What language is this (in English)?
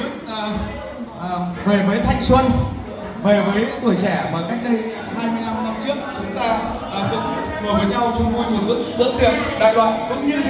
Vietnamese